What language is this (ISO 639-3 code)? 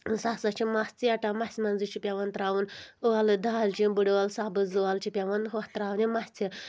kas